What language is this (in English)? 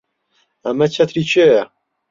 Central Kurdish